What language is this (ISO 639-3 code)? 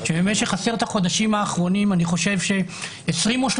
heb